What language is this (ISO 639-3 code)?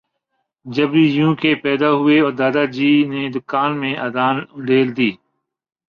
urd